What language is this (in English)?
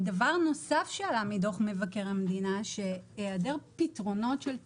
Hebrew